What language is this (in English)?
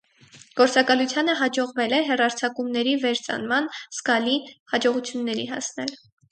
Armenian